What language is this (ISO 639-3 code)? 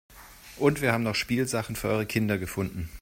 deu